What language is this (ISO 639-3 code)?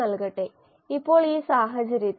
mal